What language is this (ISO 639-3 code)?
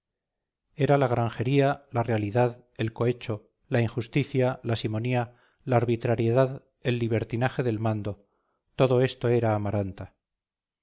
spa